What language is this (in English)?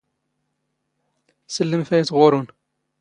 Standard Moroccan Tamazight